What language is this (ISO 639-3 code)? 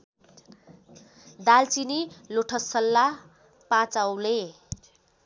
nep